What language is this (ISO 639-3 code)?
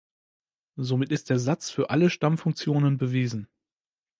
deu